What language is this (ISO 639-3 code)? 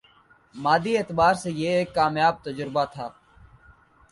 urd